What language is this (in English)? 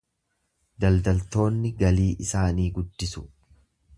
Oromo